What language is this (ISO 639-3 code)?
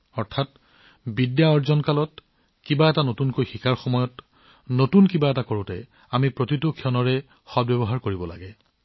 asm